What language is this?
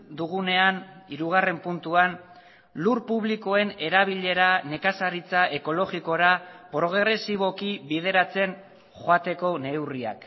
Basque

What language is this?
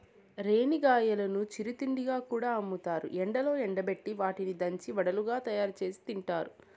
Telugu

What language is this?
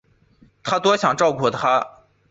Chinese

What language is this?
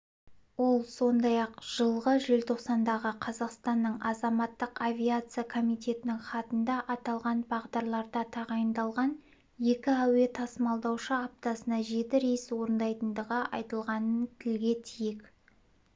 Kazakh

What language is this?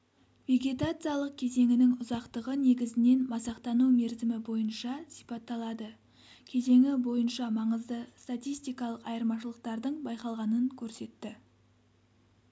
Kazakh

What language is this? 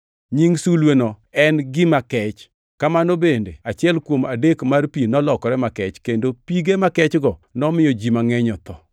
Luo (Kenya and Tanzania)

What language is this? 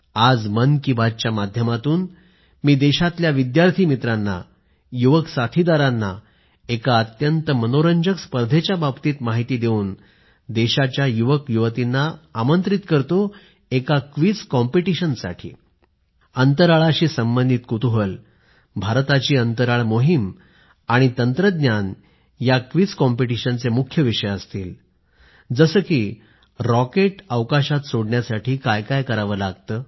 Marathi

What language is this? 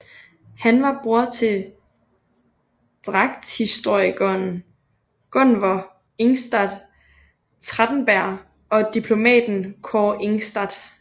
Danish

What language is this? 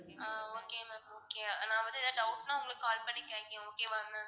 Tamil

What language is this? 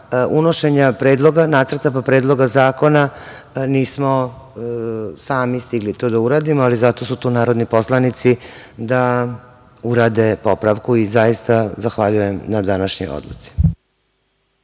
Serbian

